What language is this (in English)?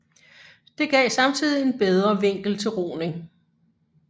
Danish